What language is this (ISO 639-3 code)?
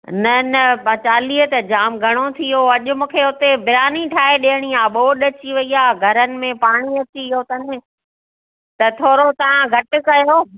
snd